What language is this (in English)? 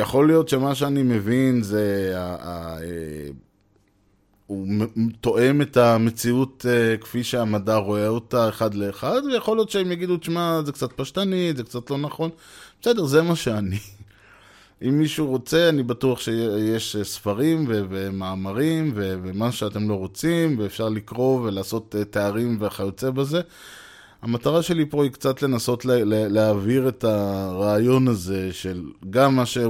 Hebrew